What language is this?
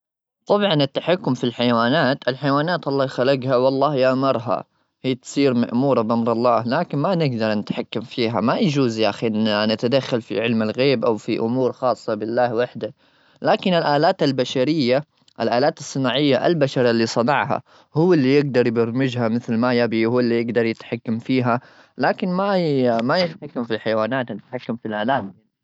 Gulf Arabic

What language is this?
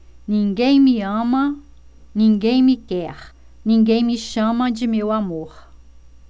Portuguese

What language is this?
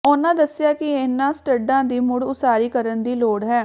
Punjabi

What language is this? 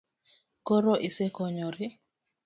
Luo (Kenya and Tanzania)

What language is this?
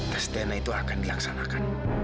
Indonesian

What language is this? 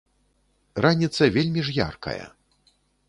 Belarusian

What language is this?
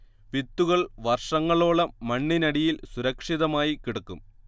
Malayalam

